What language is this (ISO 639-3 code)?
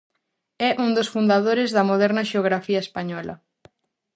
glg